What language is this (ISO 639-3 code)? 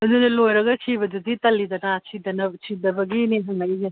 mni